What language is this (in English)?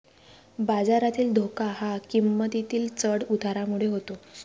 Marathi